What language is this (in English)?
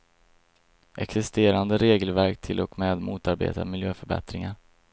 Swedish